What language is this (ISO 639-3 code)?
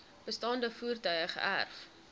afr